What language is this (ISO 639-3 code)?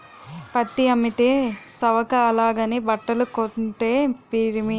tel